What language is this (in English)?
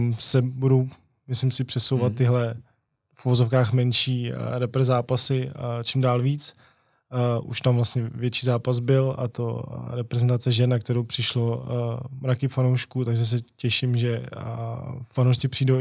Czech